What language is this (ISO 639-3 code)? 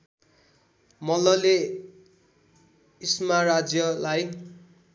nep